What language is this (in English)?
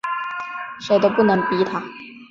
Chinese